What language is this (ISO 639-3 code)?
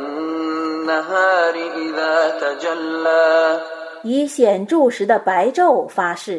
zho